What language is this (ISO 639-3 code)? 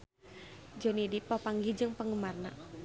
sun